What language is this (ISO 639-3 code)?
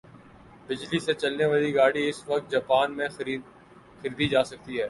urd